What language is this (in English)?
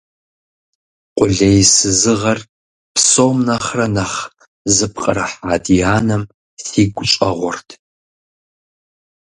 Kabardian